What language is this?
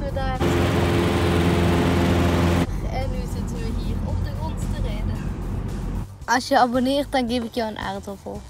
Dutch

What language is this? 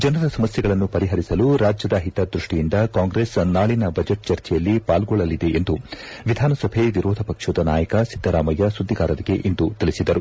Kannada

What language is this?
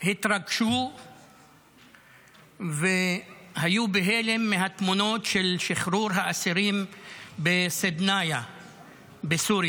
Hebrew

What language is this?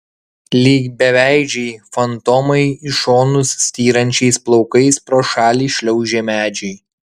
Lithuanian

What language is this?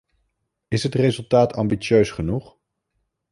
Dutch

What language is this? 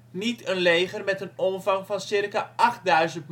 Dutch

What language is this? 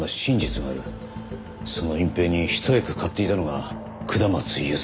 Japanese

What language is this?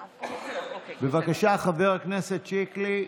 Hebrew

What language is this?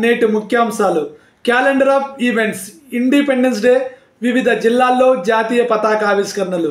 Telugu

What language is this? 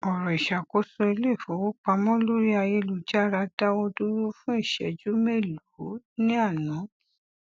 Yoruba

